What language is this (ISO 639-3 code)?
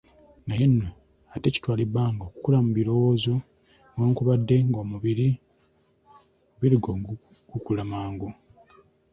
lug